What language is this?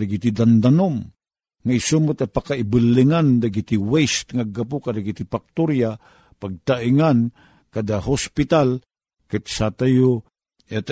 Filipino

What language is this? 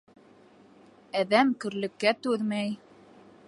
Bashkir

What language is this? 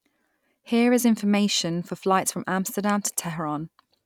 English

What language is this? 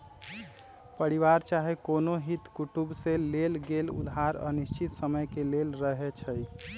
Magahi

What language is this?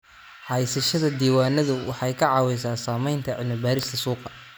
Somali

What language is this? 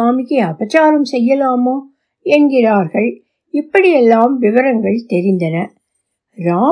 Tamil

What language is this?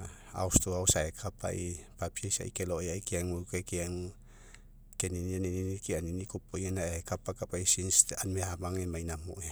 Mekeo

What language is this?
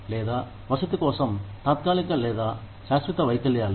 Telugu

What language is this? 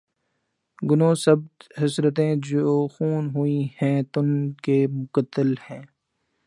Urdu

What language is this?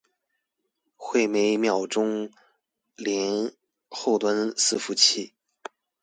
Chinese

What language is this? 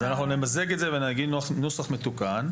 Hebrew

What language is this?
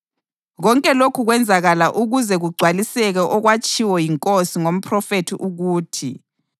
North Ndebele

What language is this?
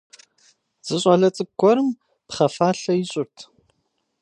Kabardian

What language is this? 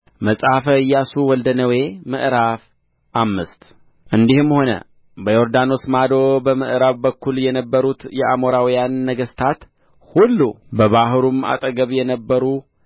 Amharic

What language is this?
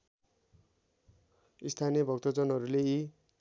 Nepali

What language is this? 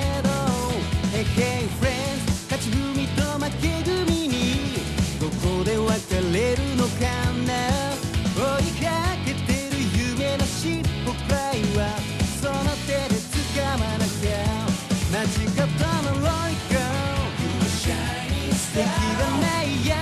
Japanese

